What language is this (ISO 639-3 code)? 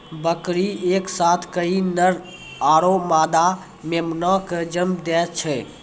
mai